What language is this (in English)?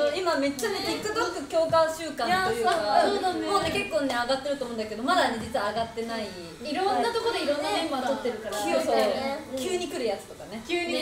Japanese